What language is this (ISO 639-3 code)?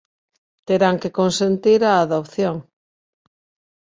glg